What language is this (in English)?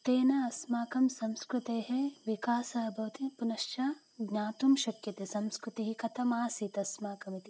Sanskrit